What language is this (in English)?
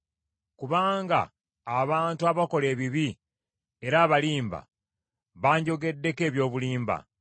Ganda